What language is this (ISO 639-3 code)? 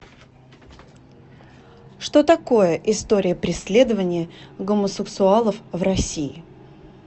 rus